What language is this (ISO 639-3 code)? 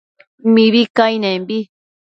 mcf